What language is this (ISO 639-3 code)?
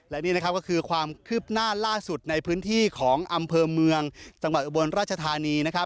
tha